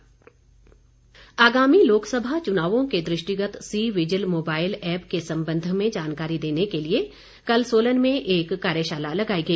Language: Hindi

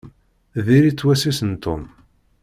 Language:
Kabyle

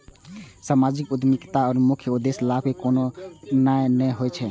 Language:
Maithili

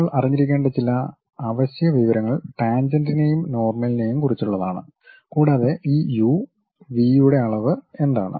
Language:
Malayalam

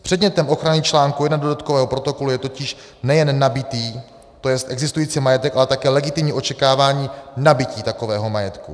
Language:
Czech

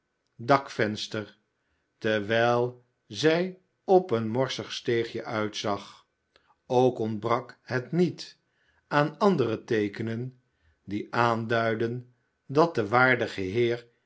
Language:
Dutch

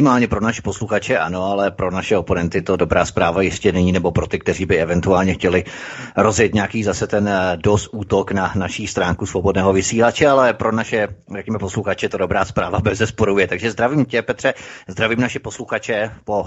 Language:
Czech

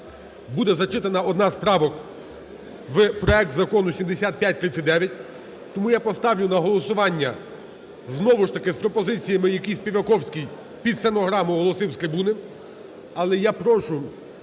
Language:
Ukrainian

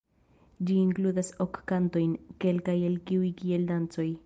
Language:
Esperanto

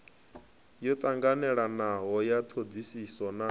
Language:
Venda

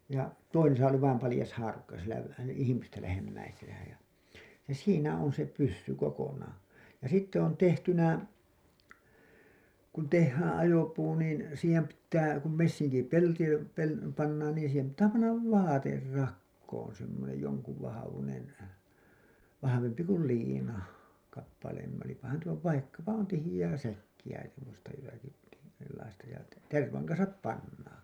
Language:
Finnish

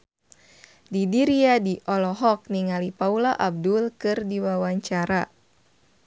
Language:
Sundanese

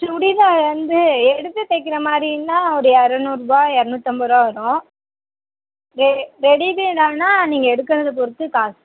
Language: Tamil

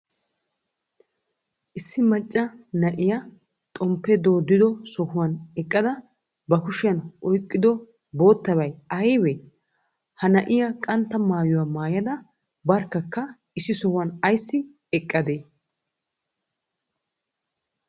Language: Wolaytta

